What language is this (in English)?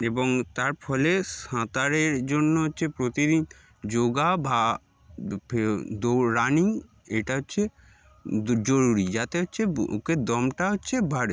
Bangla